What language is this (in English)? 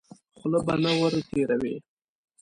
Pashto